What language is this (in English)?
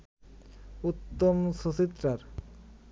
Bangla